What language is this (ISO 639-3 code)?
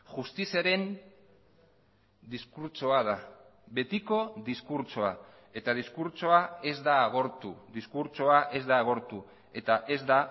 eus